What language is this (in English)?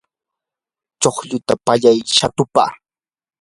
Yanahuanca Pasco Quechua